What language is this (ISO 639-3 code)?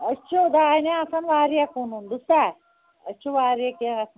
kas